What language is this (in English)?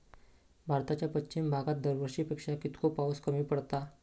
Marathi